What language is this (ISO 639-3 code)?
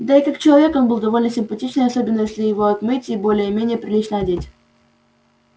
rus